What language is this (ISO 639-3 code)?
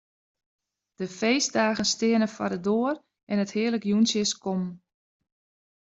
fry